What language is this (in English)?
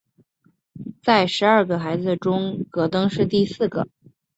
Chinese